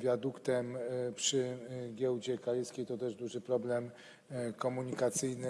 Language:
Polish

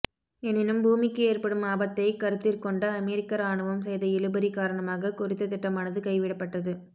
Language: Tamil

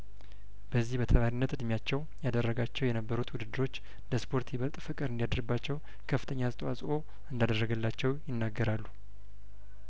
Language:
Amharic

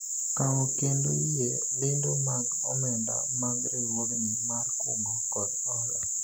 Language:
Luo (Kenya and Tanzania)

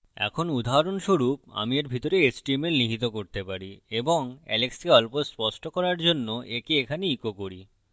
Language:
Bangla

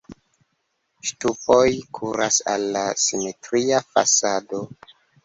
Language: Esperanto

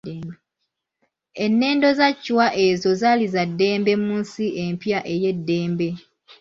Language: Ganda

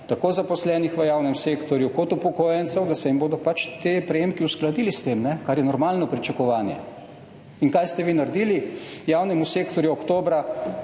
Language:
Slovenian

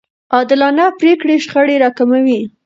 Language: Pashto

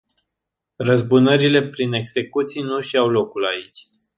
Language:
Romanian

